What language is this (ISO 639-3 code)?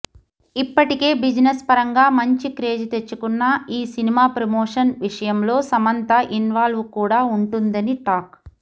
tel